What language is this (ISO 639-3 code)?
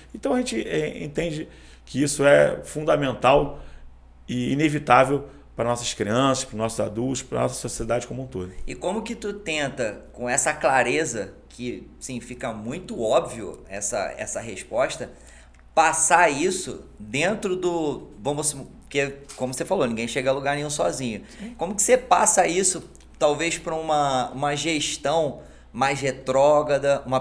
por